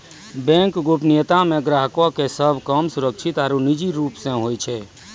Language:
Maithili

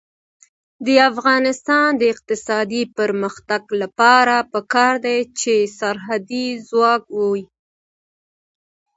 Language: Pashto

